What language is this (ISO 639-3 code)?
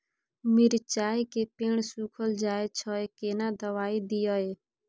mai